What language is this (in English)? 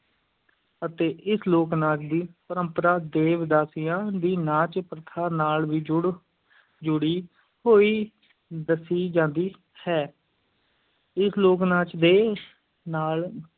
Punjabi